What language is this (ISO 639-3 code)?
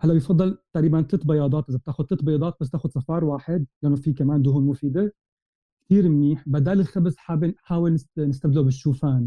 ara